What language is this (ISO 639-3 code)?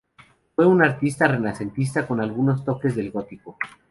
spa